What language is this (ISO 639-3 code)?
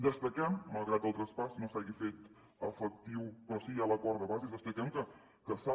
cat